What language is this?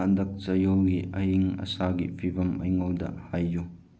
Manipuri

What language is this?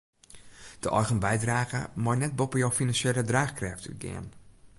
Western Frisian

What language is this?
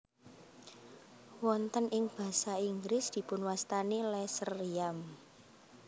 Javanese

